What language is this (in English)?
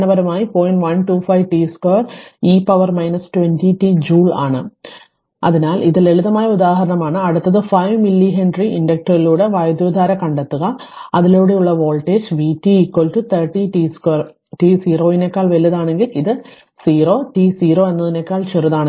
Malayalam